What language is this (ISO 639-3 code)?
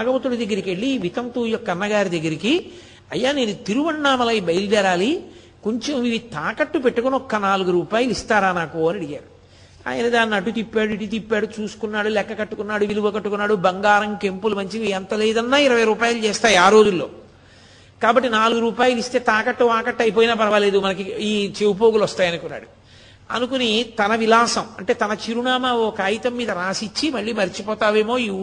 tel